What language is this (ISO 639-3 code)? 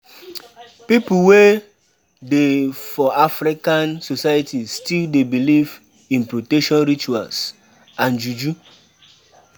pcm